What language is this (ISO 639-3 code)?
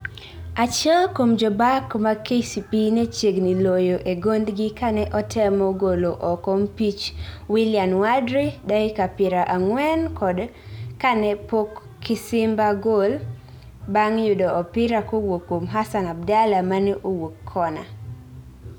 luo